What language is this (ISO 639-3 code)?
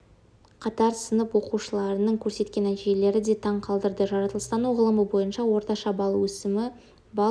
kaz